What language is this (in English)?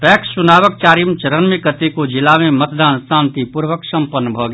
Maithili